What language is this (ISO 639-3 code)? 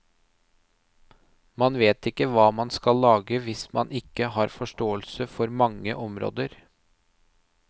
nor